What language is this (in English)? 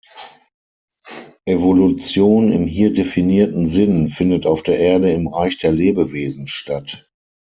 German